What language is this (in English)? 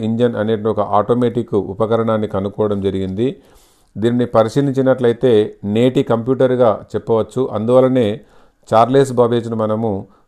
Telugu